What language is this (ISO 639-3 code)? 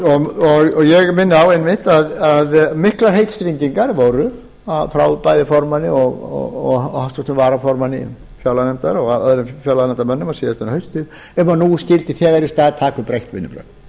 isl